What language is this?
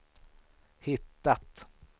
Swedish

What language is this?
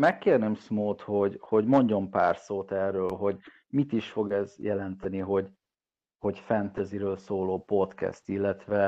Hungarian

